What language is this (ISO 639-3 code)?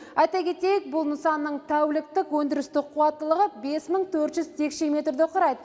kaz